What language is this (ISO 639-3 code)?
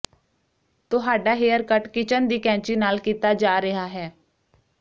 pan